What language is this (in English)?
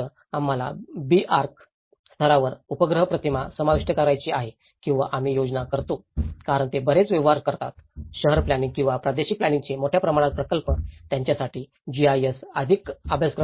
Marathi